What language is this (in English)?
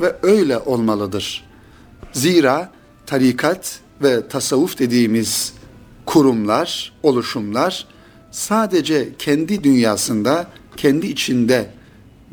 Turkish